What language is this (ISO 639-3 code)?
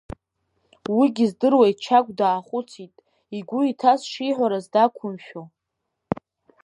abk